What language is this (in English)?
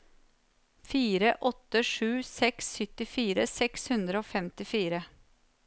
Norwegian